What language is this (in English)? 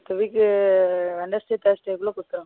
Tamil